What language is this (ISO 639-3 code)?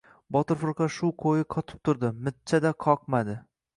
uzb